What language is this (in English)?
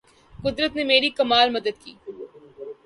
Urdu